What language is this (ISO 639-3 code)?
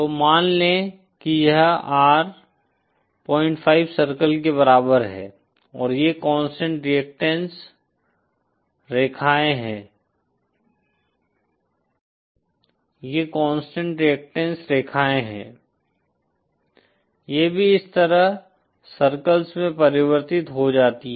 hin